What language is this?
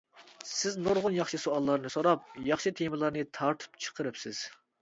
Uyghur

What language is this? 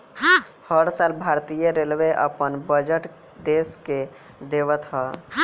Bhojpuri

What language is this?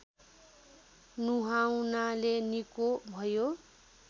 Nepali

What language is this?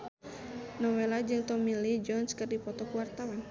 Sundanese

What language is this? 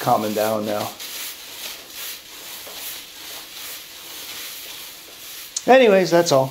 English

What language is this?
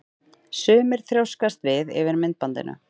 Icelandic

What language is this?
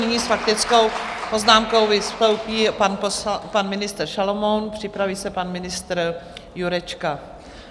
Czech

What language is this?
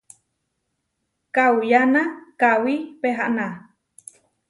Huarijio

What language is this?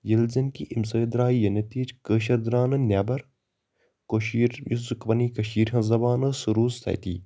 Kashmiri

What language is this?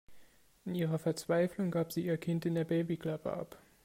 German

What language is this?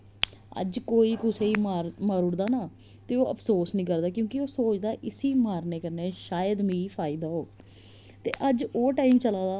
Dogri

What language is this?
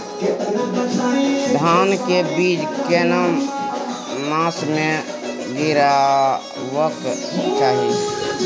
Maithili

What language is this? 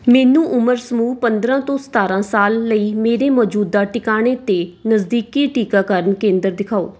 Punjabi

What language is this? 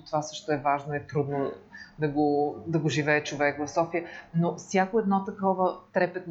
Bulgarian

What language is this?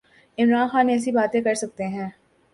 Urdu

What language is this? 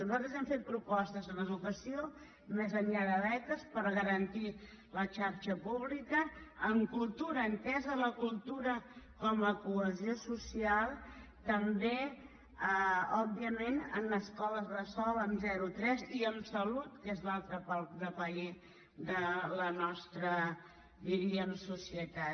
Catalan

